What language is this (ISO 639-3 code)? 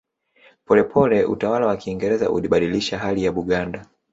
swa